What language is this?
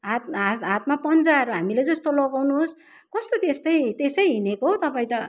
Nepali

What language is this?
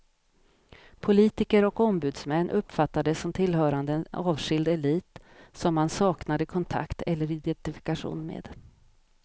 Swedish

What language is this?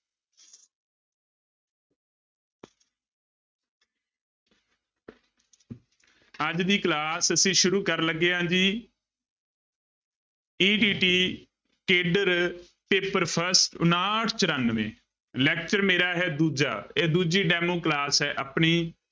Punjabi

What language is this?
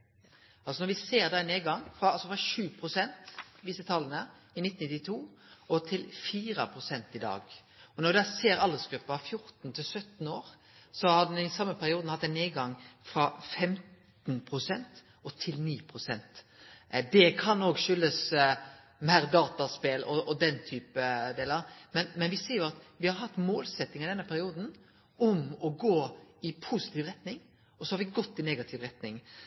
Norwegian Nynorsk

